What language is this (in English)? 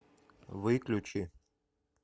Russian